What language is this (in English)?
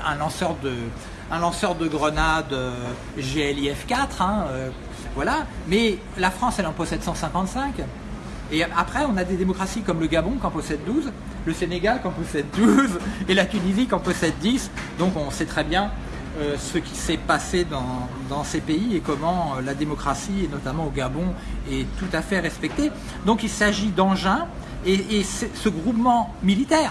French